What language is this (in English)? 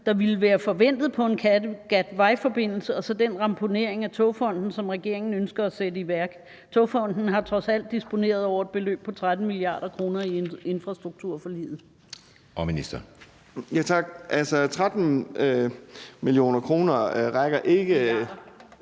Danish